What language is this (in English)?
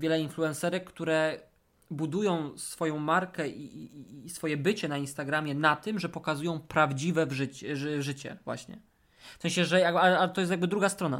Polish